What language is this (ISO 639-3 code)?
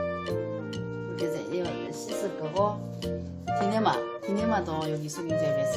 kor